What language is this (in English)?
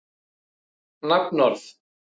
Icelandic